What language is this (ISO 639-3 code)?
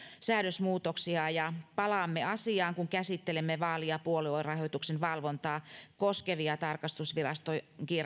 fin